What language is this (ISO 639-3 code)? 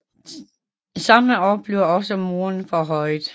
dan